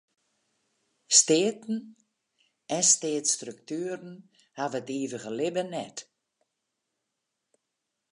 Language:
Western Frisian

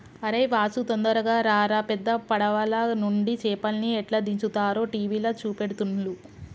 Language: Telugu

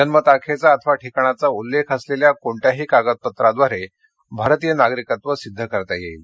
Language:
Marathi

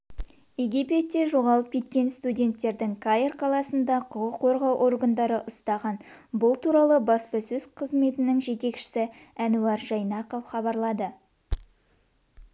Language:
Kazakh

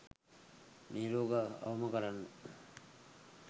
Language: Sinhala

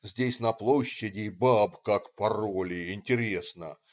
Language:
Russian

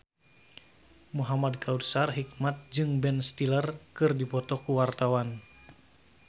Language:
Sundanese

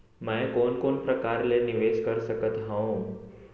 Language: Chhattisgarhi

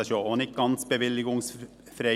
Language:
Swiss German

